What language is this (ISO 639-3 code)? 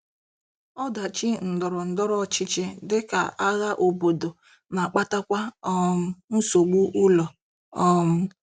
ibo